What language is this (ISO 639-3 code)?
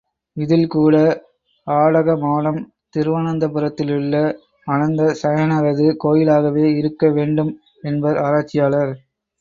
tam